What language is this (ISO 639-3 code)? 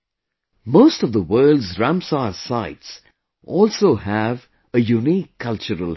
eng